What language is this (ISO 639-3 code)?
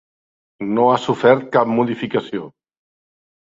cat